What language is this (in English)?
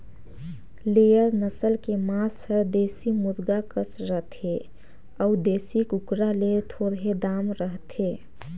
Chhattisgarhi